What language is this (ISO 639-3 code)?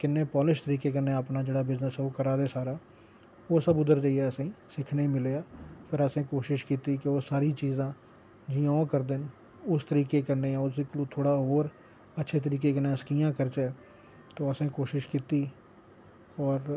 doi